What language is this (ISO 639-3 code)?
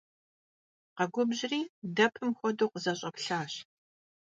kbd